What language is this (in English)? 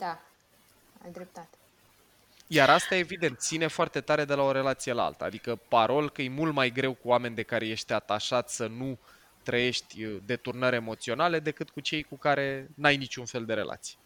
Romanian